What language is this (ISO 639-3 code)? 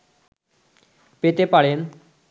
ben